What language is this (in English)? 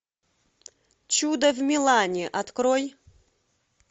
Russian